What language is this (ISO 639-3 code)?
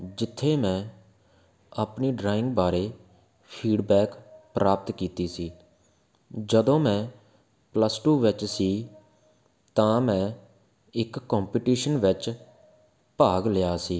pan